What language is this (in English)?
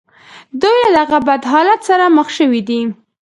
Pashto